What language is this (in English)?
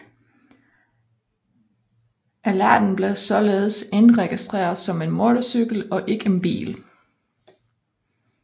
Danish